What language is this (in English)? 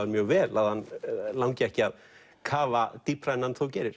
Icelandic